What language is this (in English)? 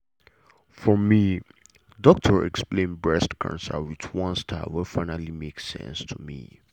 Nigerian Pidgin